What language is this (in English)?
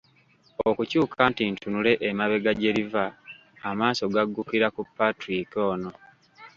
Ganda